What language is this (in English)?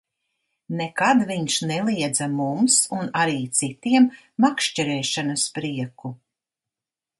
Latvian